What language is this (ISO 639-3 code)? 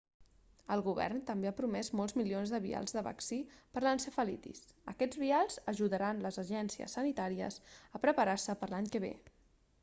cat